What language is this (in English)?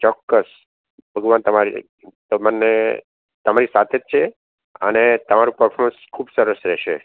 Gujarati